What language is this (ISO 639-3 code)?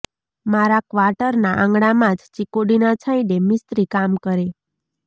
guj